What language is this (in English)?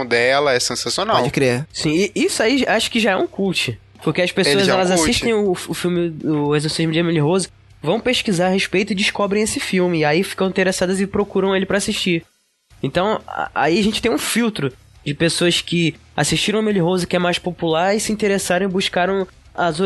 Portuguese